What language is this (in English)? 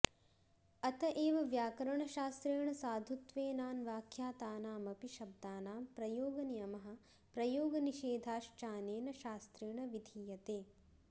Sanskrit